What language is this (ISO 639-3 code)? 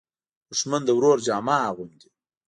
pus